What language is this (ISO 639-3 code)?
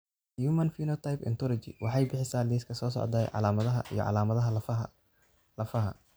som